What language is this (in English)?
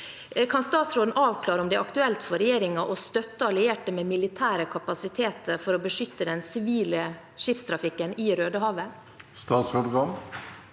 Norwegian